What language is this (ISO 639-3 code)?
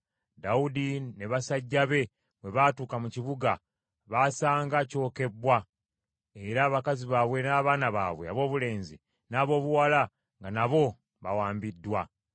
lug